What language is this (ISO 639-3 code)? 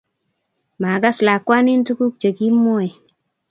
kln